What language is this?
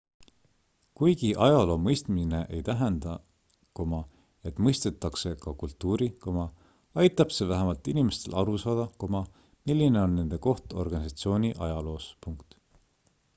Estonian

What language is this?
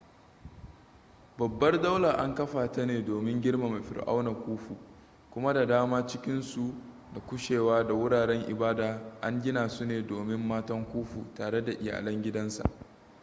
Hausa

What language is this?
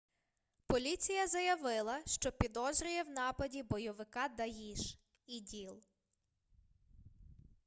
Ukrainian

